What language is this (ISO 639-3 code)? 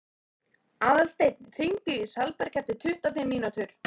isl